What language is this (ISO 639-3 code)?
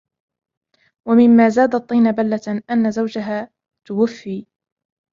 ara